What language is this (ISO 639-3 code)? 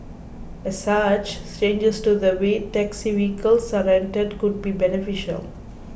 eng